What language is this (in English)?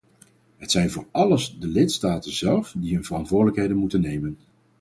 Dutch